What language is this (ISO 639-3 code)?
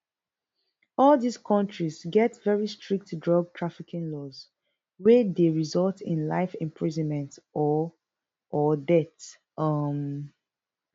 pcm